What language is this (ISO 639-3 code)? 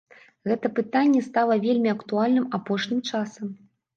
bel